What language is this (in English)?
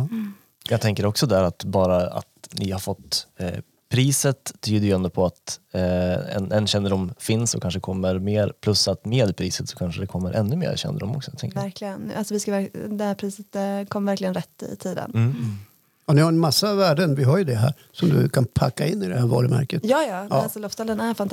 Swedish